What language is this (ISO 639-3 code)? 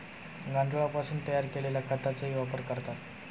mar